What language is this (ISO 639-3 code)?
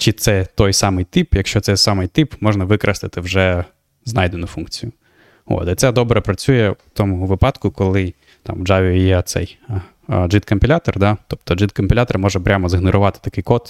ukr